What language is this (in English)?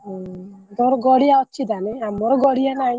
Odia